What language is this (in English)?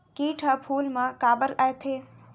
Chhattisgarhi